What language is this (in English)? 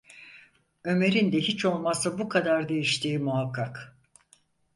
Turkish